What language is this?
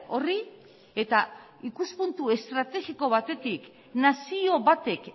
Basque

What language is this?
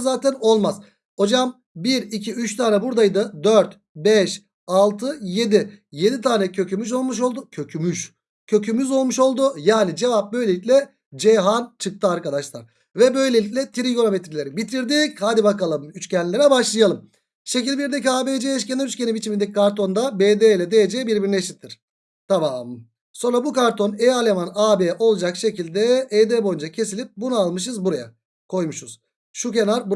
Turkish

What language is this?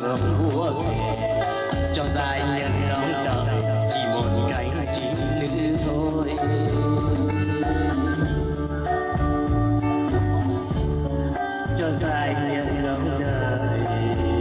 Vietnamese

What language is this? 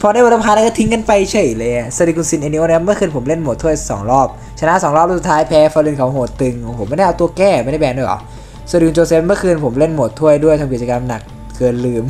Thai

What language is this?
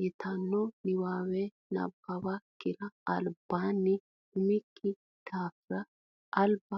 Sidamo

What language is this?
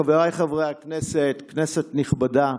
Hebrew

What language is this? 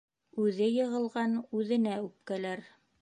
Bashkir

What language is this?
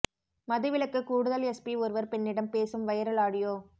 Tamil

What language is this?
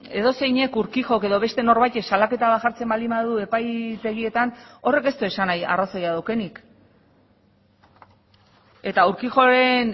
Basque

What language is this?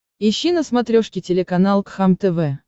Russian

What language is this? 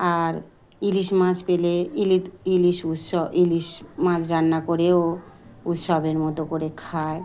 Bangla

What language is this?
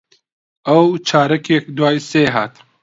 Central Kurdish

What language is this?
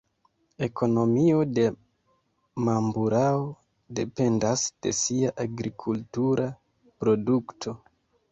Esperanto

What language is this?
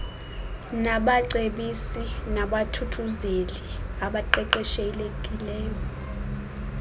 Xhosa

